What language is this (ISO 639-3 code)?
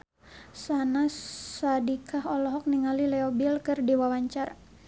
sun